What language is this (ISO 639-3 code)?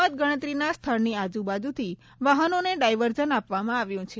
guj